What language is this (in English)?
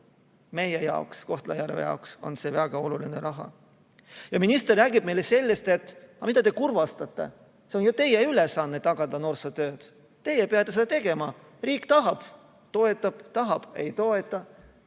Estonian